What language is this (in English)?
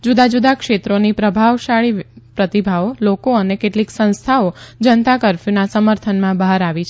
Gujarati